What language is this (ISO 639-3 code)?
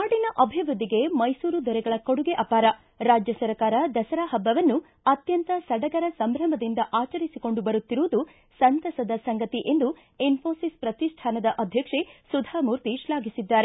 kan